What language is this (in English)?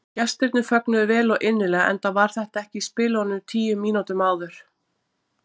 Icelandic